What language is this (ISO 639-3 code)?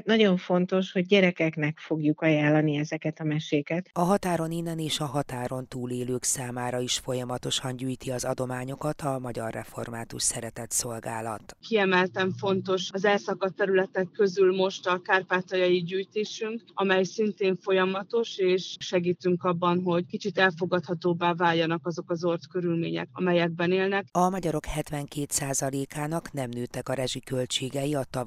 hun